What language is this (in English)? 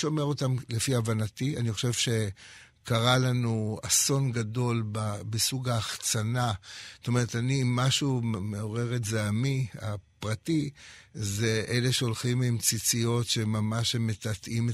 Hebrew